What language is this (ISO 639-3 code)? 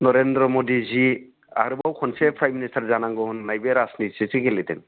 brx